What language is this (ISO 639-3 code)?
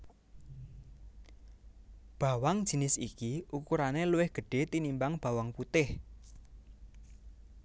jav